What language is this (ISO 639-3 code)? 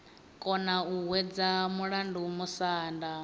ven